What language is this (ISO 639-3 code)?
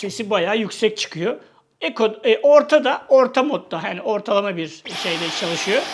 tur